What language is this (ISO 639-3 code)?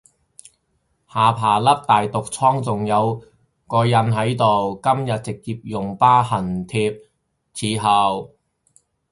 yue